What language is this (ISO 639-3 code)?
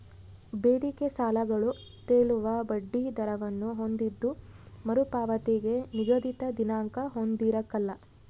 kan